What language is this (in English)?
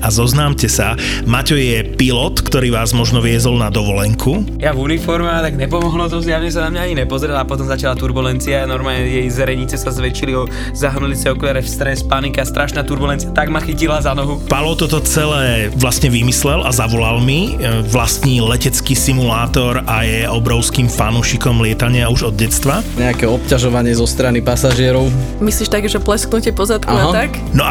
Slovak